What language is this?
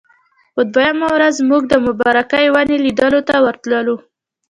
Pashto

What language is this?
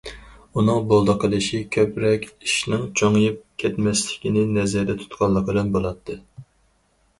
Uyghur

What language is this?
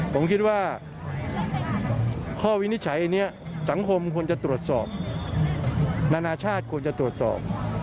Thai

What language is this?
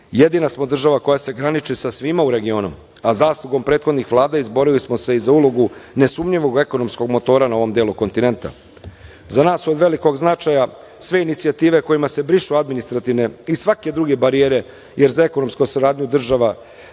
Serbian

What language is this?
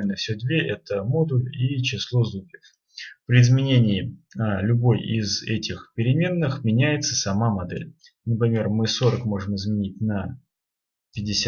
Russian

